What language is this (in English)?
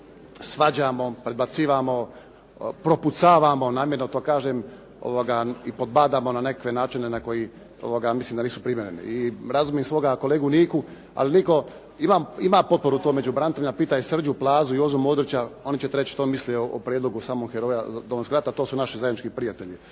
Croatian